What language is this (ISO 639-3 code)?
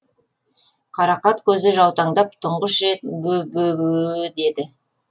kaz